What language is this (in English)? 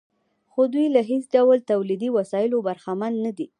Pashto